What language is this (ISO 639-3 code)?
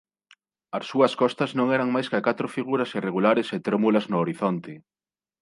glg